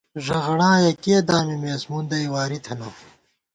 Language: Gawar-Bati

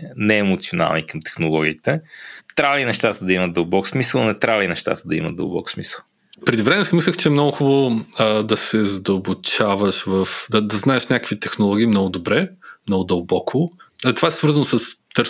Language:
Bulgarian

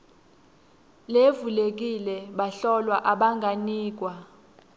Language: Swati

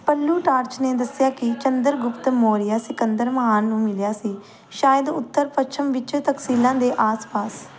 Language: Punjabi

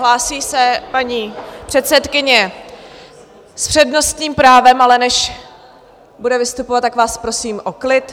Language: Czech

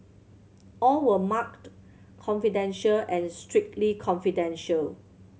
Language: English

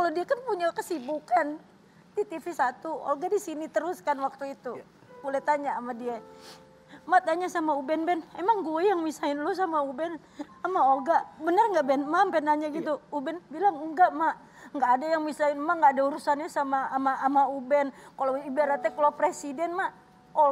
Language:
Indonesian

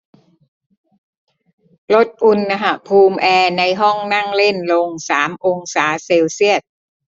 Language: Thai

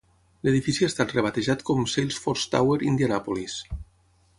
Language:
Catalan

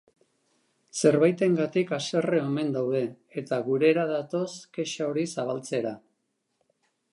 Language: Basque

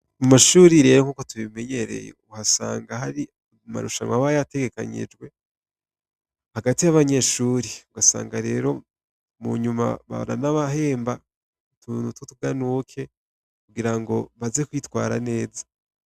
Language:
Rundi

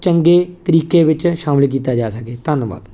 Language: Punjabi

